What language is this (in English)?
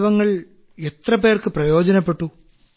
Malayalam